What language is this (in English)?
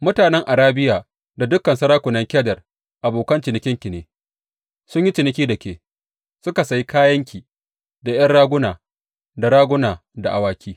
Hausa